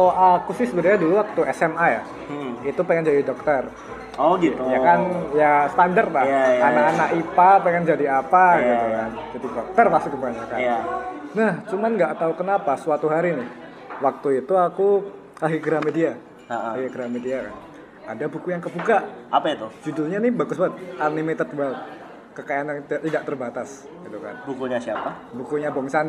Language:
Indonesian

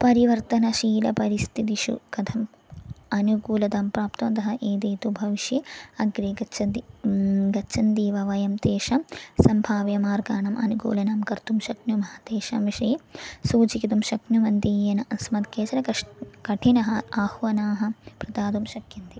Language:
Sanskrit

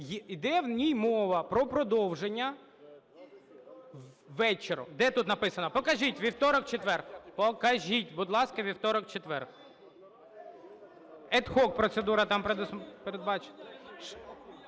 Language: Ukrainian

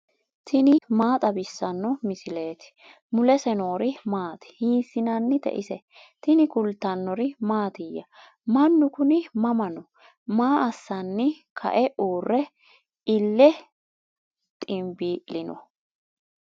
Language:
Sidamo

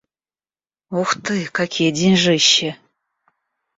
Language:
Russian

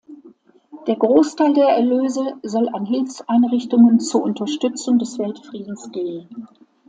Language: German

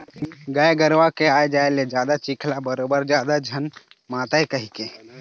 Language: Chhattisgarhi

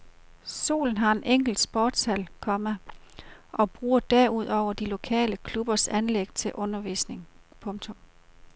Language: Danish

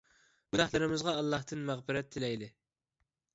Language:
Uyghur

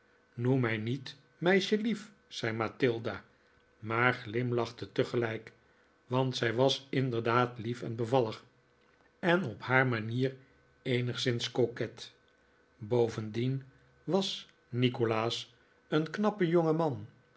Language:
Dutch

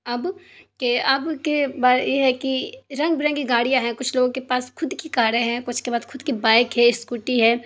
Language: Urdu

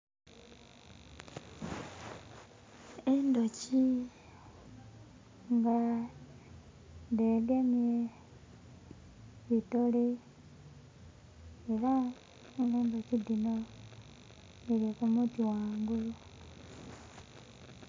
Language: Soga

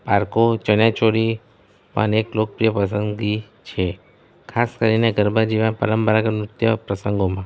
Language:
Gujarati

